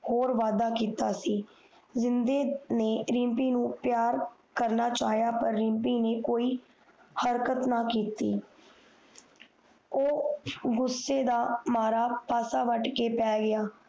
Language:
Punjabi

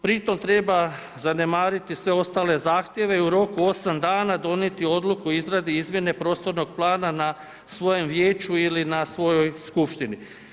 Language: Croatian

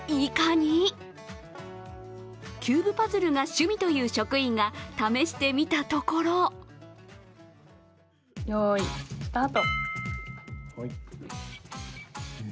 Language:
Japanese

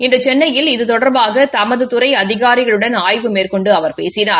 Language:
Tamil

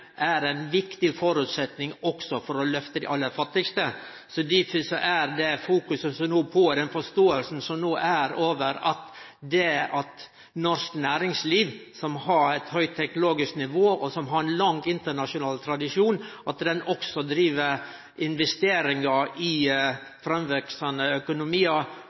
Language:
Norwegian Nynorsk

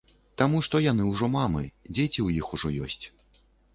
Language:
Belarusian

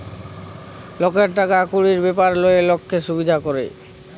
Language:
Bangla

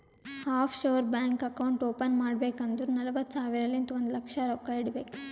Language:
Kannada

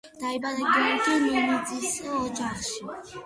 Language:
Georgian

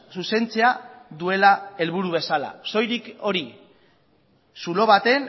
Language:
Basque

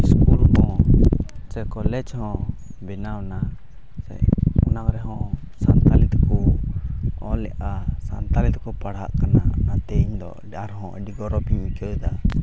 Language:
Santali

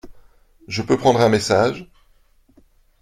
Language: French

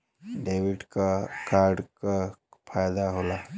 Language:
Bhojpuri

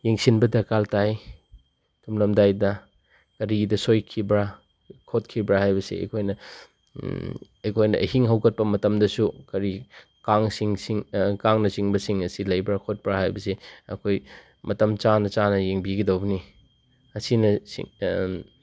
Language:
Manipuri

